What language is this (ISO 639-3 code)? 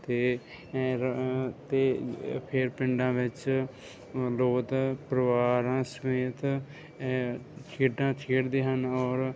pan